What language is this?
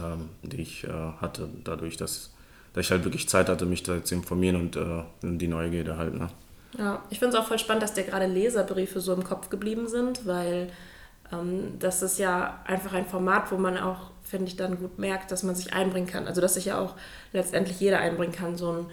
German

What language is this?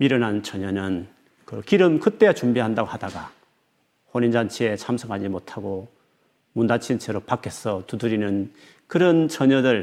Korean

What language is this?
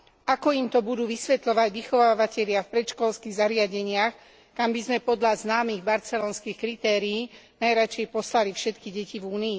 Slovak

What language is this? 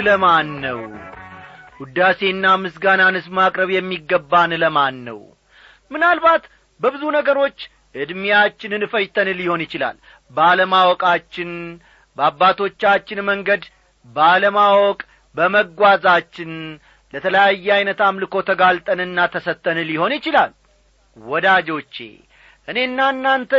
Amharic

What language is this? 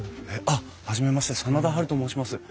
Japanese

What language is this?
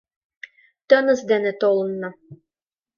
Mari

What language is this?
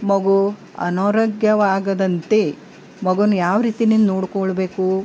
Kannada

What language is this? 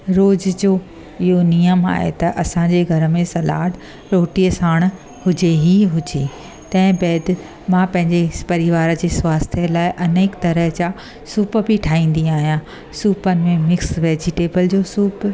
Sindhi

